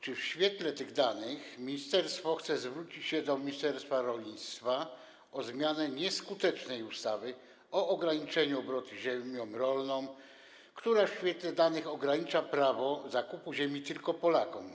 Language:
Polish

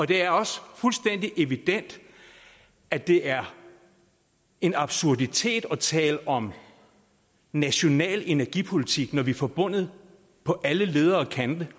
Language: Danish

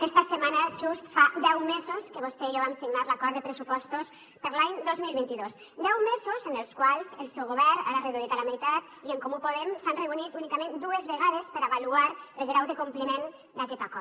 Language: Catalan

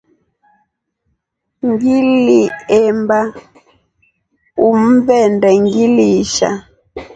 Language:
Rombo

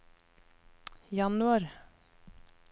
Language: Norwegian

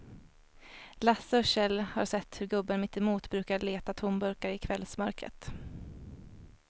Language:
Swedish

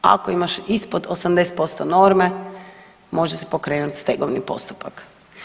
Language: Croatian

